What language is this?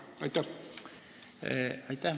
Estonian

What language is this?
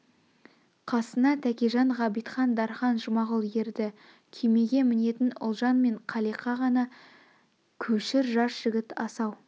Kazakh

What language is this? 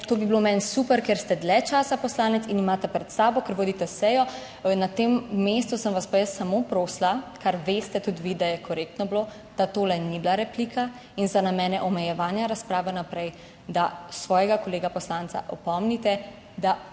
Slovenian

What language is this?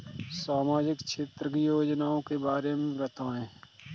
Hindi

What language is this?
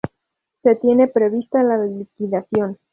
Spanish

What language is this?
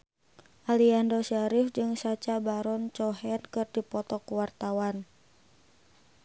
Sundanese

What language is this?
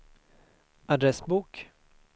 Swedish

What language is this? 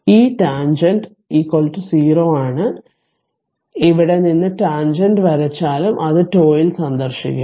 Malayalam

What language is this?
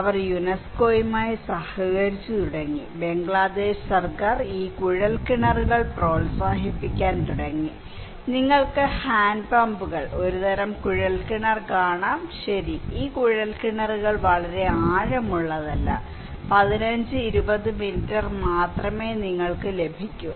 Malayalam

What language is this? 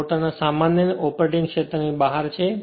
Gujarati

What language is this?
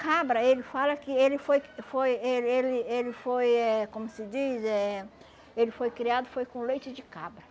Portuguese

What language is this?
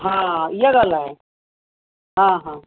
Sindhi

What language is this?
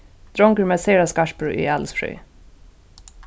Faroese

